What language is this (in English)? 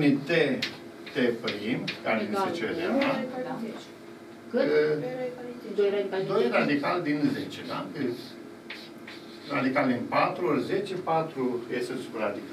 Romanian